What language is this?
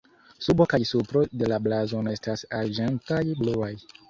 Esperanto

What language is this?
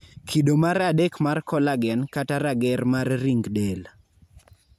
Luo (Kenya and Tanzania)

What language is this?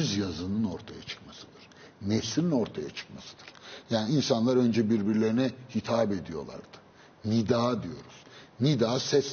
Turkish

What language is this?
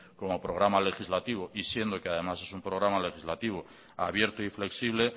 Spanish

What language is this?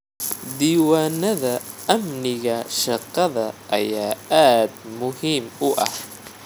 Somali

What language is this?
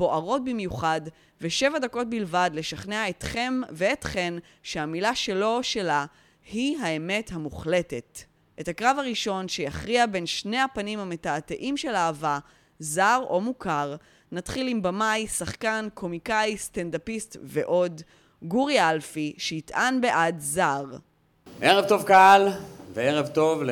Hebrew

